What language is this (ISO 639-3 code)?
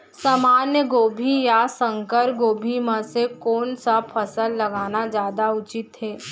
hne